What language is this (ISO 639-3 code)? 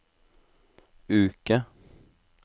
nor